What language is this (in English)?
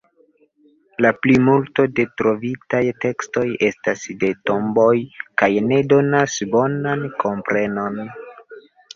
Esperanto